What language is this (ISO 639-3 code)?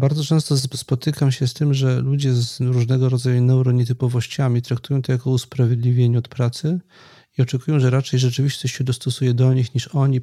pol